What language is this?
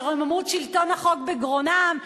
Hebrew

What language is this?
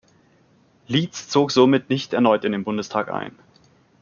German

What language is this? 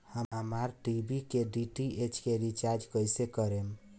Bhojpuri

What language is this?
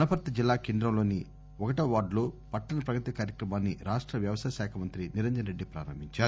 Telugu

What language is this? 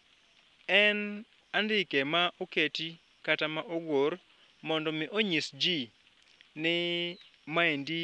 Luo (Kenya and Tanzania)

